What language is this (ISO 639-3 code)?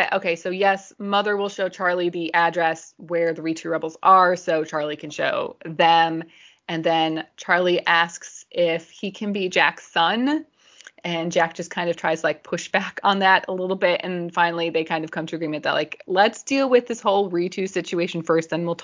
eng